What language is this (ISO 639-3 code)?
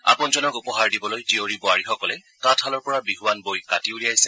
asm